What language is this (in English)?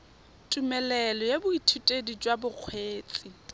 Tswana